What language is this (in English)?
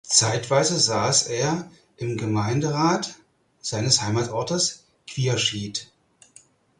German